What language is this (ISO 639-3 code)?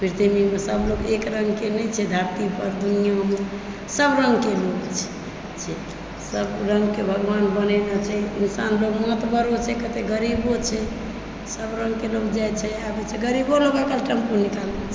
mai